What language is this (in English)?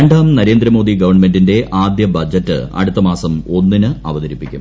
Malayalam